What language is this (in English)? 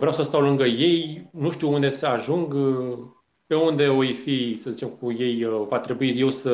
Romanian